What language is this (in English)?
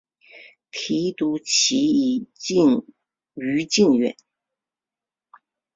Chinese